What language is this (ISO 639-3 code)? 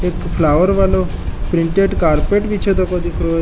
mwr